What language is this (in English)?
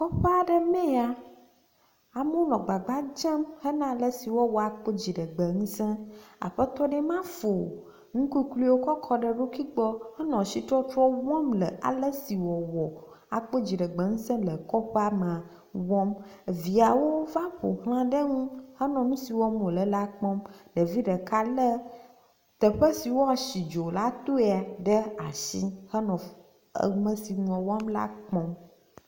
Ewe